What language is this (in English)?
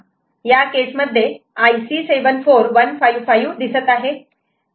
Marathi